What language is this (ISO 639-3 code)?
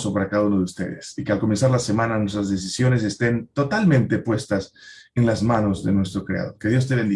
spa